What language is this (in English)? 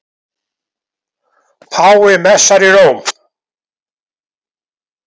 Icelandic